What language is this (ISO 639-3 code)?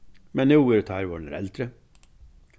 fao